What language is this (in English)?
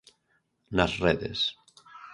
Galician